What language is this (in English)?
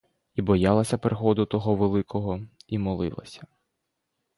Ukrainian